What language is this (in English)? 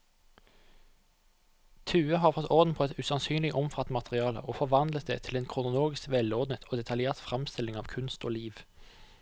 Norwegian